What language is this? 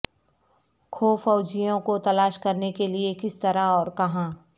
Urdu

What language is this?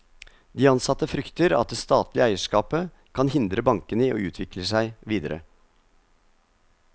Norwegian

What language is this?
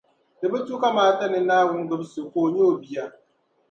Dagbani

